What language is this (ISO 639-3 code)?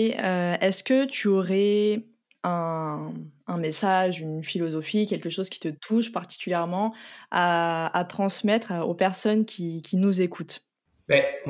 fra